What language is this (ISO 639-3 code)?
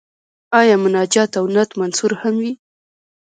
pus